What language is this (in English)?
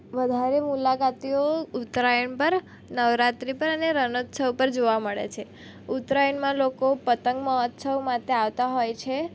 Gujarati